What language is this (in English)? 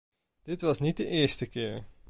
Dutch